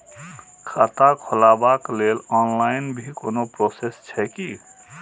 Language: Maithili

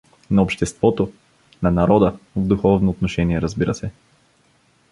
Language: Bulgarian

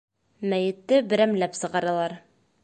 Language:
Bashkir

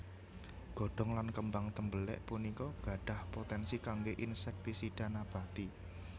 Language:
Javanese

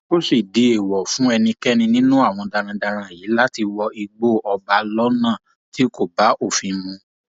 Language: Yoruba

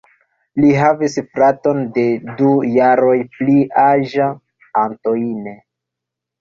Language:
Esperanto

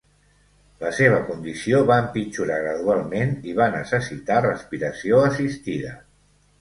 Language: Catalan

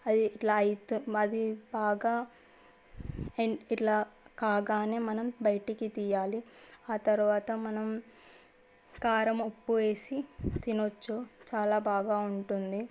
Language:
Telugu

